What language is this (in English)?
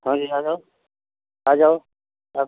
Hindi